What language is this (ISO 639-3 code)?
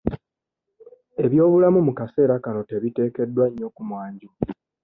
lug